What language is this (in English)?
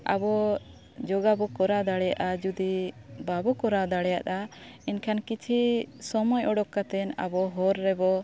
Santali